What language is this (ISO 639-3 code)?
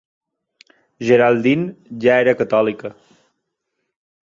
cat